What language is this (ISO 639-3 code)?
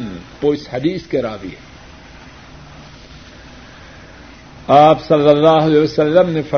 urd